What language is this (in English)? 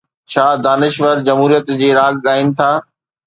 Sindhi